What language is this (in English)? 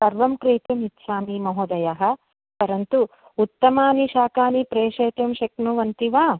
Sanskrit